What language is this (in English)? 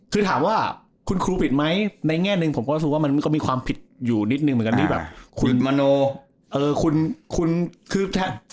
Thai